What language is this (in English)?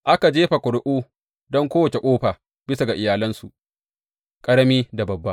Hausa